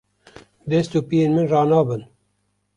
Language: Kurdish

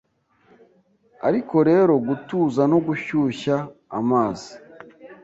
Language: Kinyarwanda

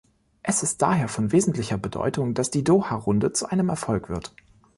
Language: German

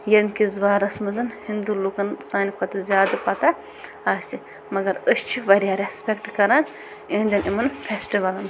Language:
Kashmiri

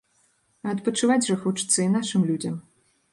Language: Belarusian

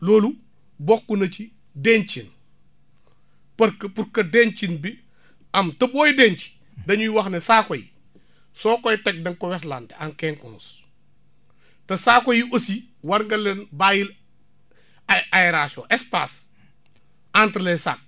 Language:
Wolof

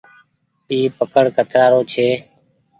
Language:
Goaria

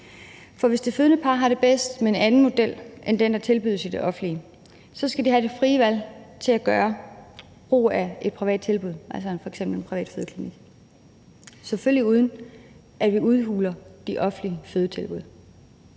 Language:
Danish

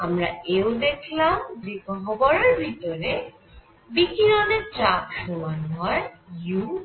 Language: Bangla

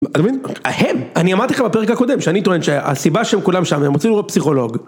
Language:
Hebrew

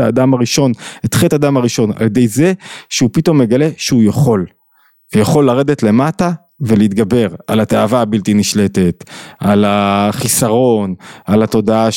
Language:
Hebrew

